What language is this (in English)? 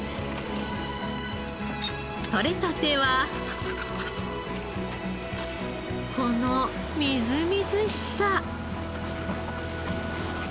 Japanese